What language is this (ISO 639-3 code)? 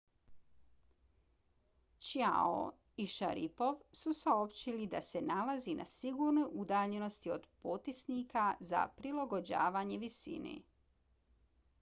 bos